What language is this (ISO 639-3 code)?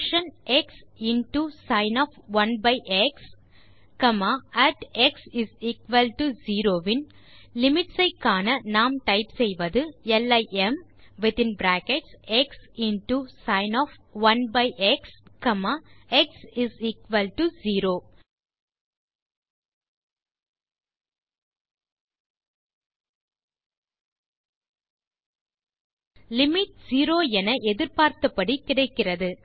tam